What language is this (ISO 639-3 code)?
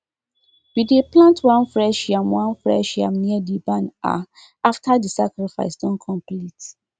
pcm